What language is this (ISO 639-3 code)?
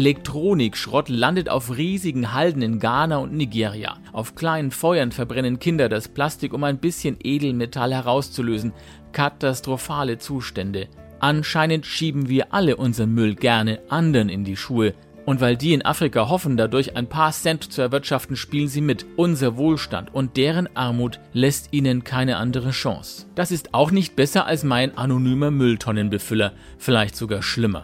deu